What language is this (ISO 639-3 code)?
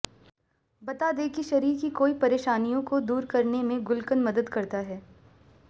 hin